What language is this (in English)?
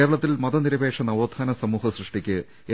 Malayalam